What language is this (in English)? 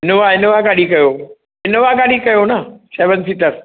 Sindhi